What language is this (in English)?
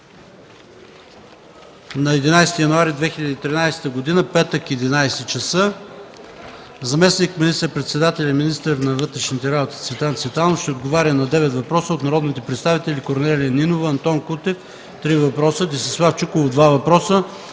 Bulgarian